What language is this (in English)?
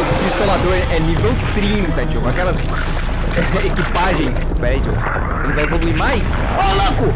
Portuguese